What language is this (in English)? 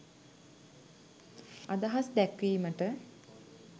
Sinhala